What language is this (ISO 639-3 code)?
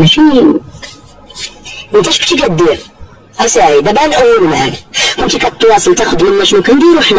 ara